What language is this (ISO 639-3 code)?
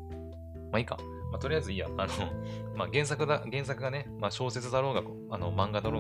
jpn